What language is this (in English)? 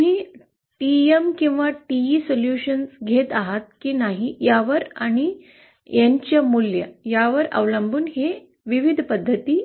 Marathi